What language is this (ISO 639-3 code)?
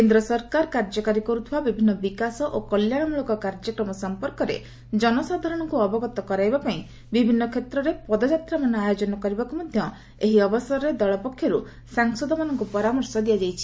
ori